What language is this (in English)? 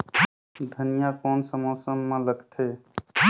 Chhattisgarhi